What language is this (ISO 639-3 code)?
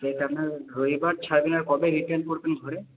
ben